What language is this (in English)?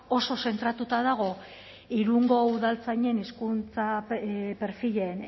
Basque